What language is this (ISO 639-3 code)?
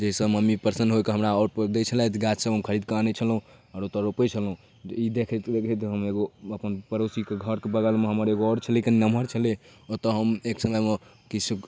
mai